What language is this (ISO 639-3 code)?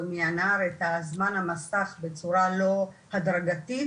heb